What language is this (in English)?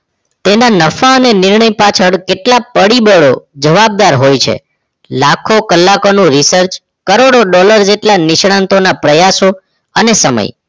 Gujarati